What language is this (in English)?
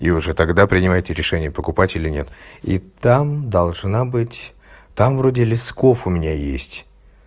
Russian